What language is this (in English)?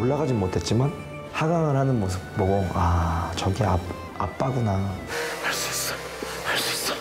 Korean